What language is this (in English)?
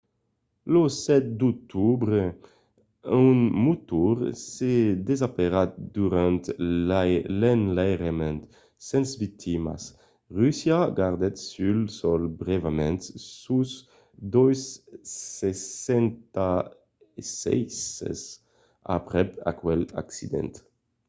Occitan